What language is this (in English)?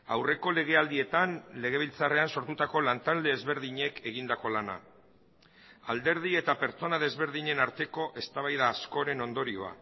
Basque